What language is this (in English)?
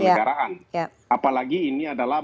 Indonesian